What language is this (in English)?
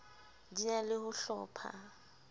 Southern Sotho